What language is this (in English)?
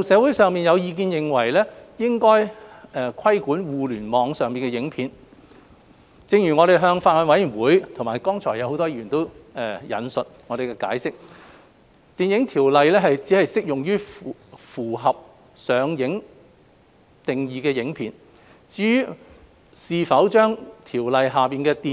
Cantonese